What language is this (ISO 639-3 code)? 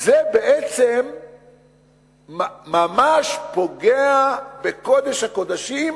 heb